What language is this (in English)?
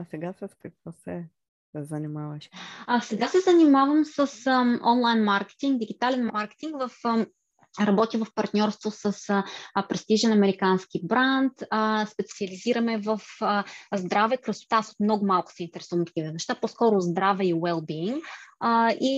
Bulgarian